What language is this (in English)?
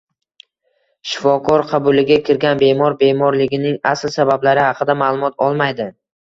Uzbek